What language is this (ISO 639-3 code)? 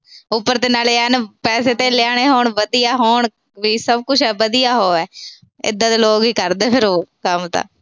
pan